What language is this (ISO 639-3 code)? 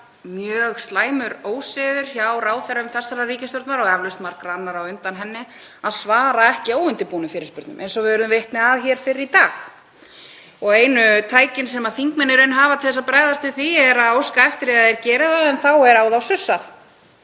isl